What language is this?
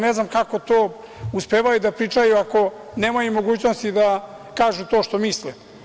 Serbian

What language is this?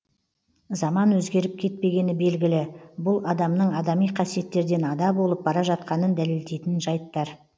Kazakh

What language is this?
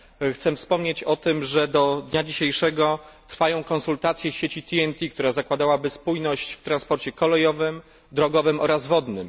Polish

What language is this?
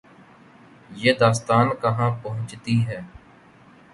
Urdu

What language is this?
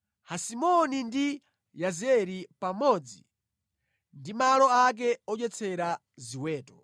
Nyanja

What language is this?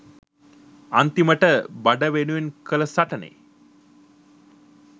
Sinhala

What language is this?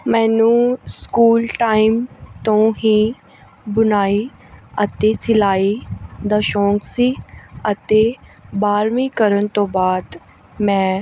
Punjabi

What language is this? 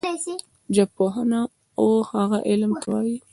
Pashto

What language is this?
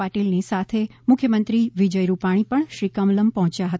Gujarati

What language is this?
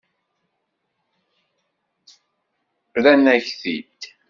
Kabyle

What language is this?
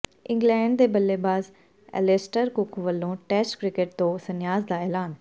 Punjabi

